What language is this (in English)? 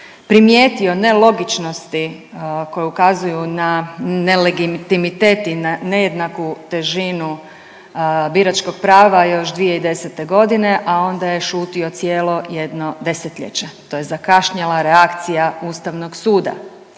Croatian